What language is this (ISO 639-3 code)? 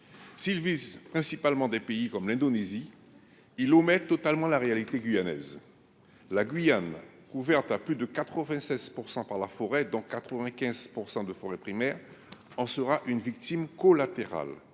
fra